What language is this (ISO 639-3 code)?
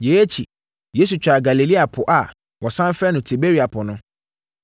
aka